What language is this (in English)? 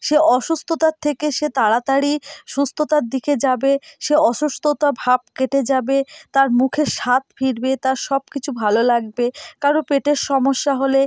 Bangla